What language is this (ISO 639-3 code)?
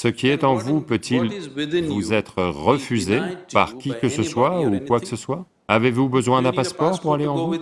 fra